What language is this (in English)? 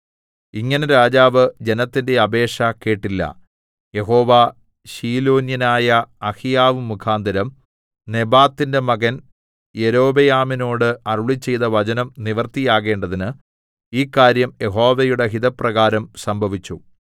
Malayalam